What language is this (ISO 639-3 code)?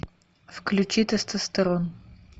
rus